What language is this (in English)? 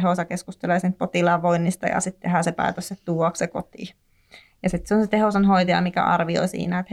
Finnish